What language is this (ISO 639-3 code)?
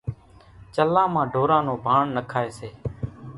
gjk